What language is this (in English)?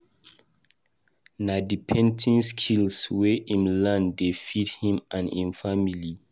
Nigerian Pidgin